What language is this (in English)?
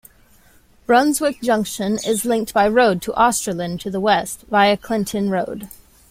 English